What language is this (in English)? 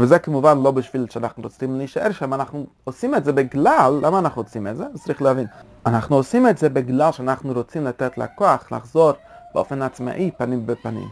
Hebrew